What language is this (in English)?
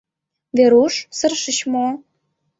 Mari